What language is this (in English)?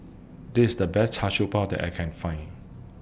English